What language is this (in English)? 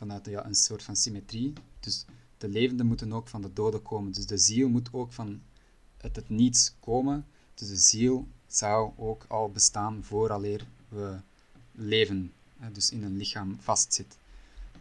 Dutch